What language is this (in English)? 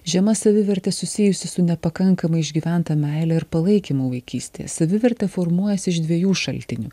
Lithuanian